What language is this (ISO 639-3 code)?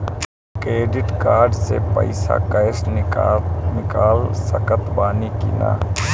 bho